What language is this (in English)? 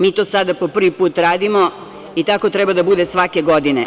Serbian